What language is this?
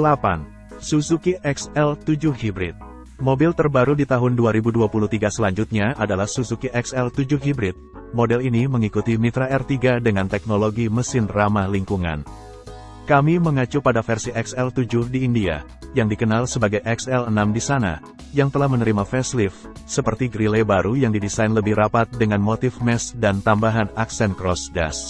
Indonesian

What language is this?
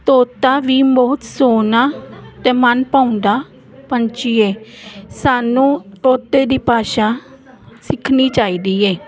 Punjabi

